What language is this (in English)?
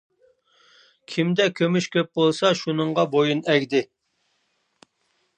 Uyghur